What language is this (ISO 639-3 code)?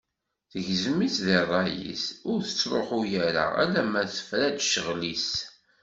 kab